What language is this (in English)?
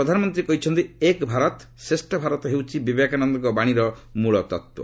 Odia